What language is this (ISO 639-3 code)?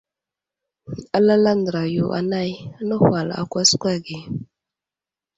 udl